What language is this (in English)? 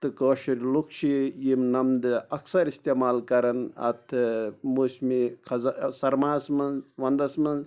Kashmiri